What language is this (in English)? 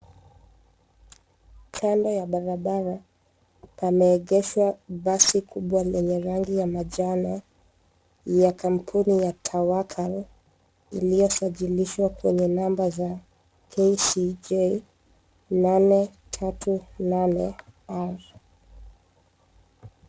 Swahili